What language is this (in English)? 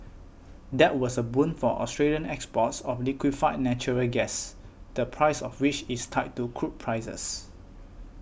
English